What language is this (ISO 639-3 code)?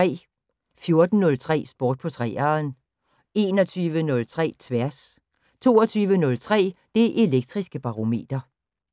dan